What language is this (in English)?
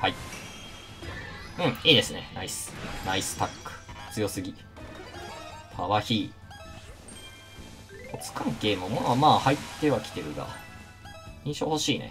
Japanese